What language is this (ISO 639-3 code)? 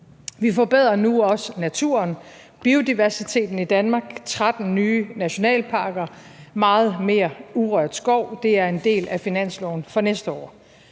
dan